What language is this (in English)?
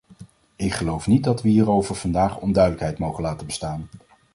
Dutch